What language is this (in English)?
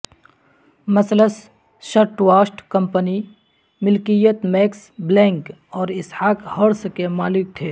Urdu